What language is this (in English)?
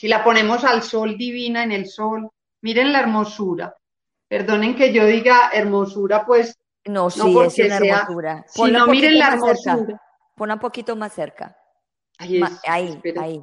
Spanish